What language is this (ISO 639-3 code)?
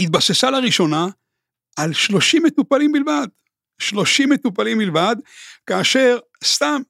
heb